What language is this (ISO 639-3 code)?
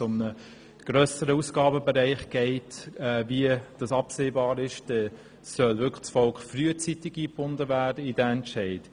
gsw